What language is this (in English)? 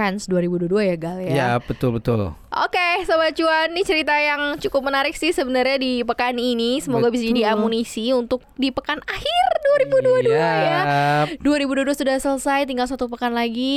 Indonesian